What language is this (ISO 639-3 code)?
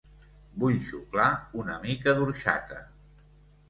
cat